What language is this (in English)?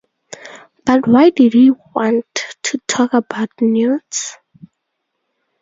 English